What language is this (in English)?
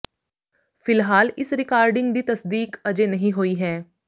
Punjabi